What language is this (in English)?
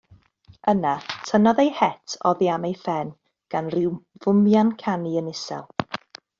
Welsh